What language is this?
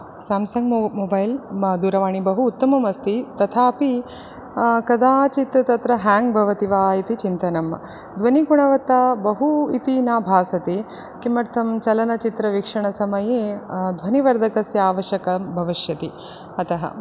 Sanskrit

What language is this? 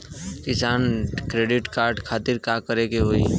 Bhojpuri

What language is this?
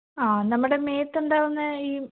Malayalam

